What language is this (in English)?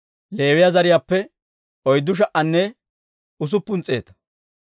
Dawro